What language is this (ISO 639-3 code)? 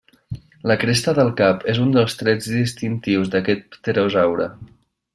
cat